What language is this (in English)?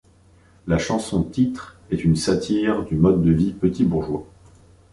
French